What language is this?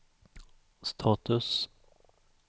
Swedish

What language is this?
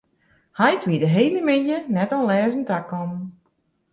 Western Frisian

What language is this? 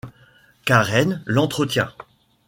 French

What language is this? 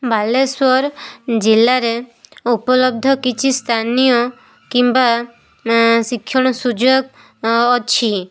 Odia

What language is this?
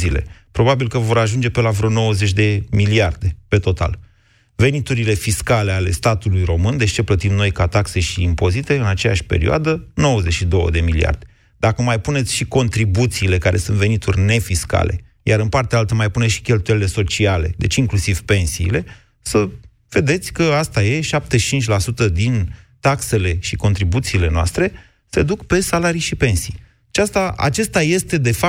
Romanian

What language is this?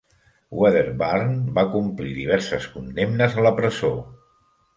Catalan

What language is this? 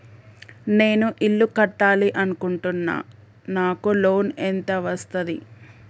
Telugu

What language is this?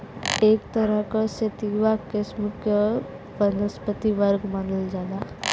Bhojpuri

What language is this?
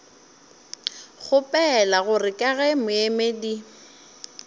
Northern Sotho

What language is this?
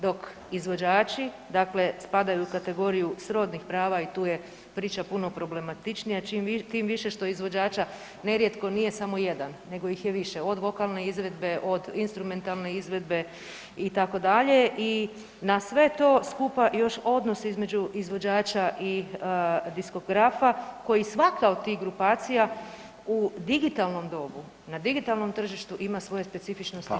Croatian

